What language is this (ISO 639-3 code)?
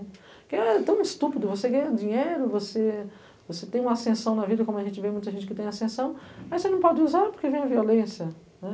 por